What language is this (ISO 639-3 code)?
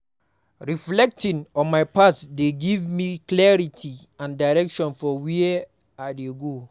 pcm